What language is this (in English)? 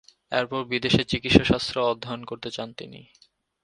Bangla